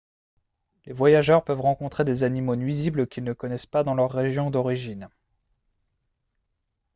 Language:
French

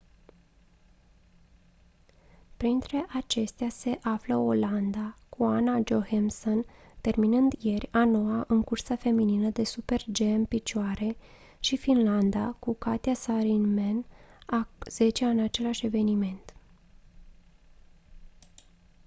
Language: Romanian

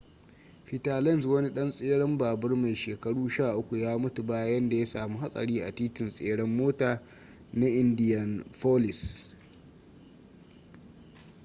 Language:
Hausa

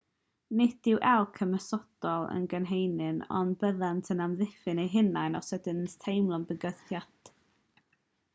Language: Welsh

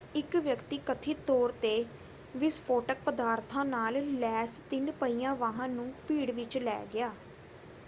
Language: Punjabi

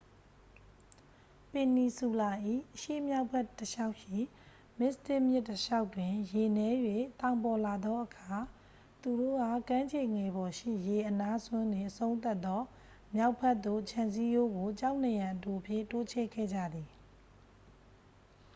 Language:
Burmese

